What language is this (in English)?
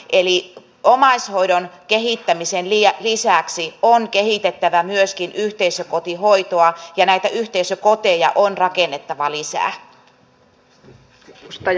Finnish